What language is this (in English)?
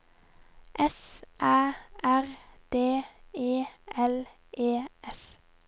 Norwegian